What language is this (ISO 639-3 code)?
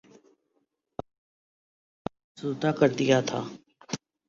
urd